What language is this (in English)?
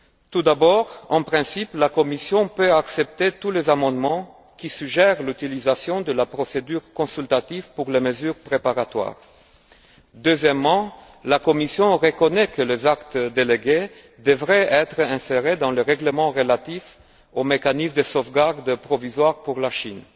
French